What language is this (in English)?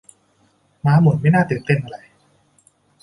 Thai